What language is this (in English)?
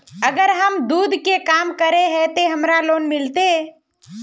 Magahi